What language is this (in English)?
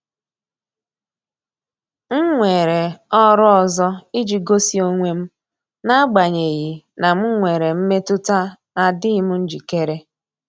Igbo